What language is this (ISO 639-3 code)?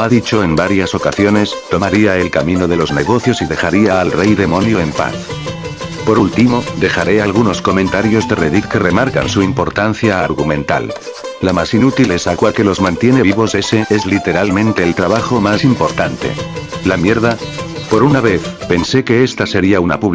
spa